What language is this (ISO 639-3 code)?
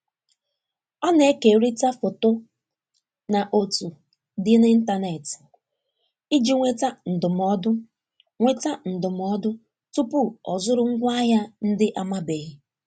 ibo